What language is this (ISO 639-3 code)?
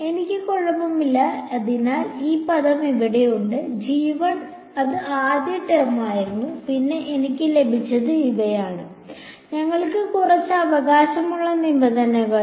mal